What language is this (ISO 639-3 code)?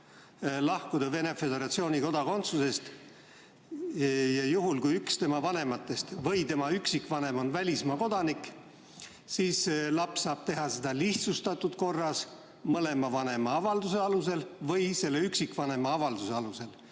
est